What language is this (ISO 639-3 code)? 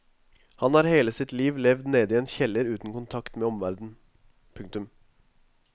nor